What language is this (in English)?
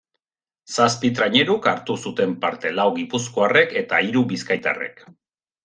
Basque